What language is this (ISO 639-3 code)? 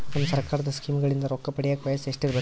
kan